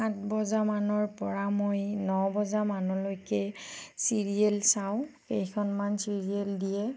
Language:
Assamese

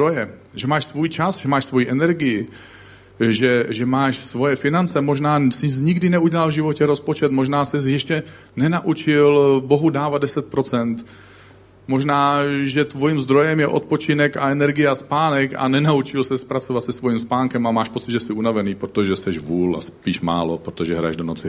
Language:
Czech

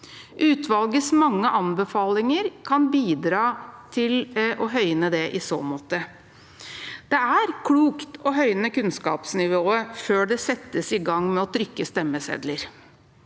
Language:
Norwegian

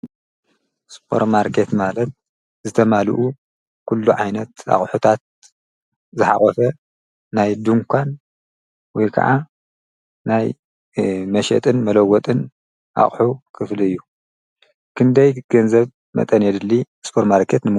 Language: Tigrinya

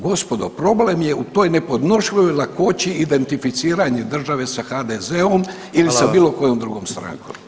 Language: Croatian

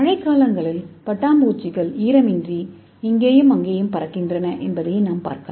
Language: Tamil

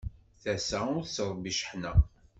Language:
Kabyle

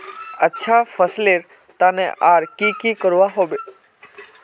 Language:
Magahi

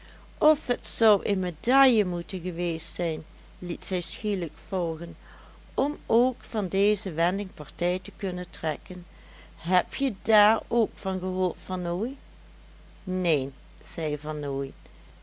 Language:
Dutch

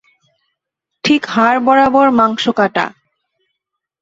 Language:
Bangla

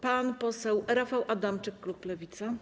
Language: Polish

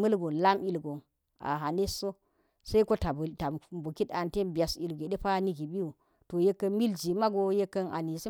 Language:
Geji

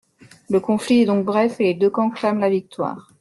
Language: French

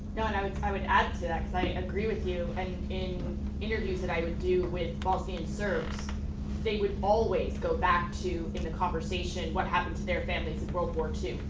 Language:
English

